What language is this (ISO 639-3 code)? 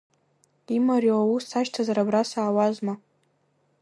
abk